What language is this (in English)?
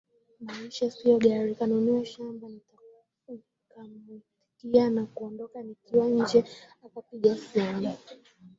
Swahili